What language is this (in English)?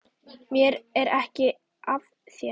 Icelandic